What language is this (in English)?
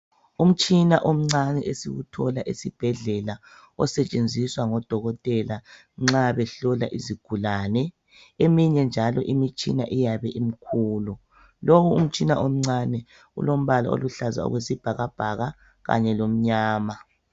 North Ndebele